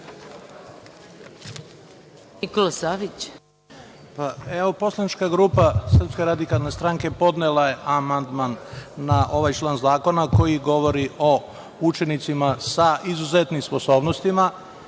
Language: Serbian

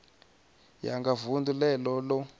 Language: Venda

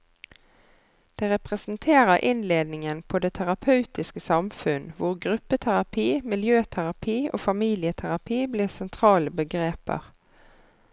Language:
Norwegian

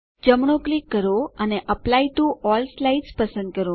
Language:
Gujarati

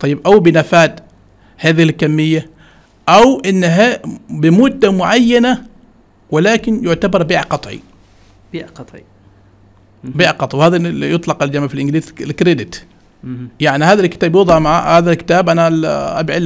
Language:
Arabic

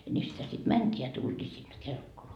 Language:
Finnish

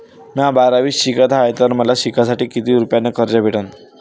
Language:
Marathi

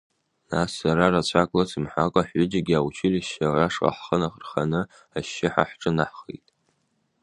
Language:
Abkhazian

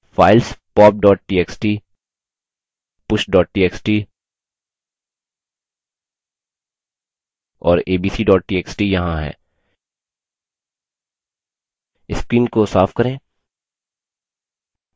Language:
Hindi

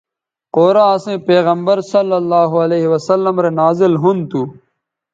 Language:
Bateri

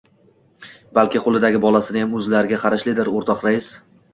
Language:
Uzbek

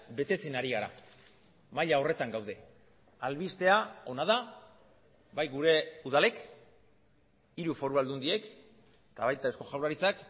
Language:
Basque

